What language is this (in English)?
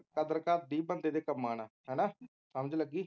Punjabi